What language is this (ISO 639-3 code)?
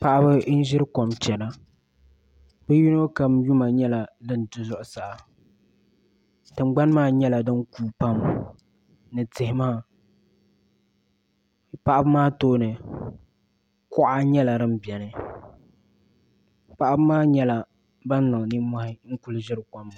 dag